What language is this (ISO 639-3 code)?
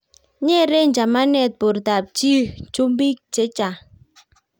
kln